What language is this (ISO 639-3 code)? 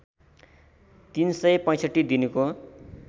nep